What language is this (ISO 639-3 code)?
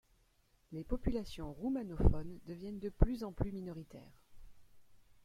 fra